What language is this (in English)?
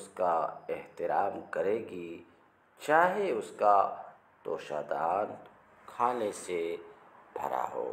Arabic